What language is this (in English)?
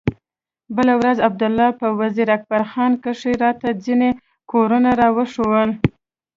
Pashto